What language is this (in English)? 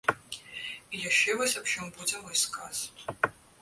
Belarusian